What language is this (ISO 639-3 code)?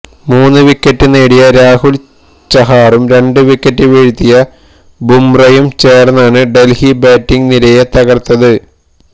mal